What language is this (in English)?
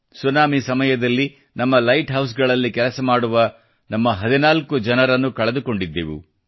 Kannada